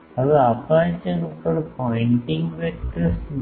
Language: Gujarati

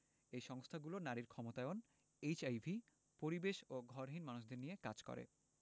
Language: Bangla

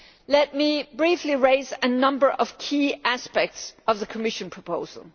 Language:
English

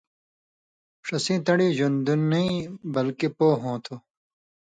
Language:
Indus Kohistani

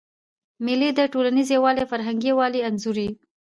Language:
Pashto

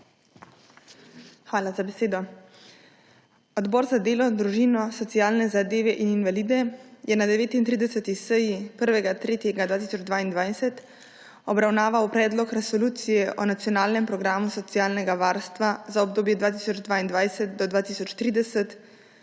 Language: Slovenian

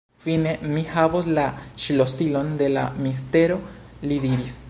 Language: Esperanto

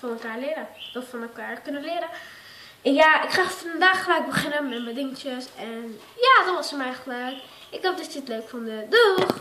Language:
Dutch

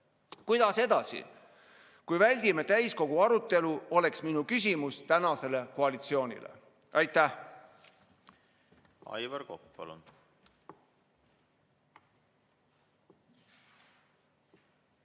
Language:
Estonian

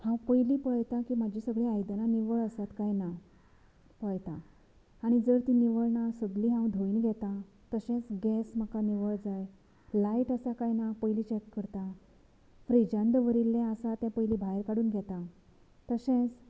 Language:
Konkani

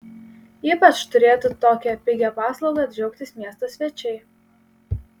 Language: Lithuanian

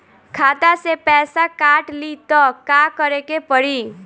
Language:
Bhojpuri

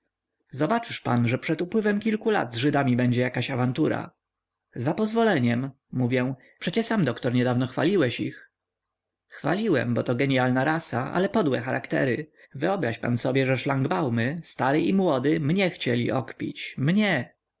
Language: Polish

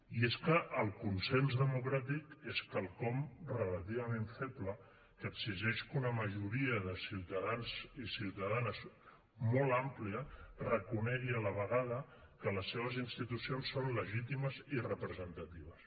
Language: Catalan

